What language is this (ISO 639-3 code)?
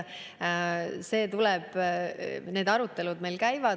est